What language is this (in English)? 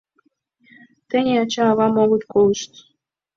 Mari